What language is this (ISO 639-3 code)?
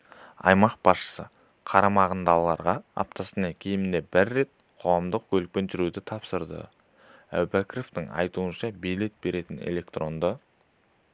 kaz